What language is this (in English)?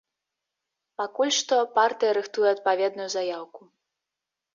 Belarusian